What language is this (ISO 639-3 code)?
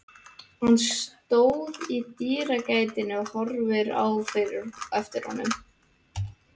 isl